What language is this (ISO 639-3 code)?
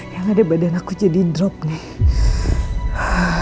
ind